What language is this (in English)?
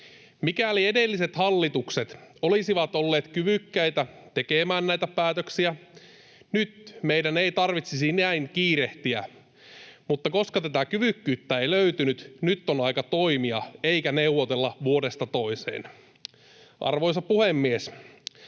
Finnish